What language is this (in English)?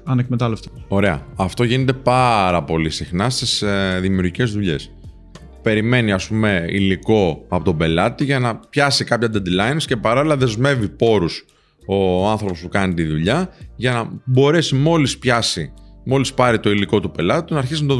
Greek